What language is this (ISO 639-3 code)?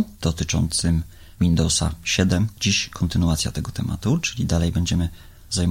pol